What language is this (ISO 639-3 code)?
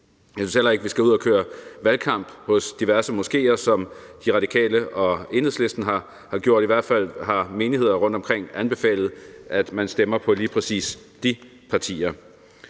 dan